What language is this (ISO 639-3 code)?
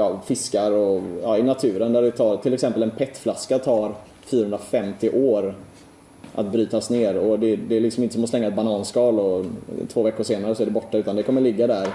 swe